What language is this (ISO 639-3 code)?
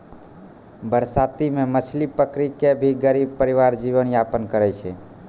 mai